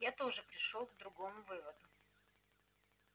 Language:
Russian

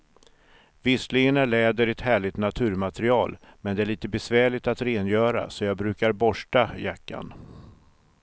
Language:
Swedish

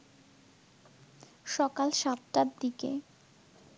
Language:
Bangla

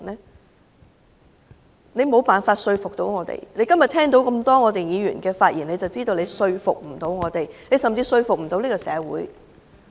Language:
Cantonese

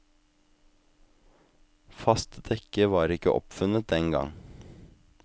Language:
Norwegian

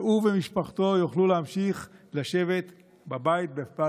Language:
Hebrew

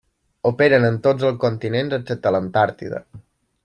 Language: Catalan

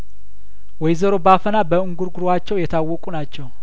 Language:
Amharic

